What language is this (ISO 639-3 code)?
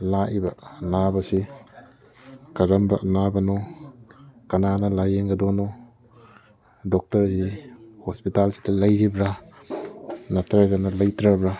mni